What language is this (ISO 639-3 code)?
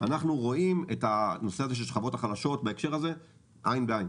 heb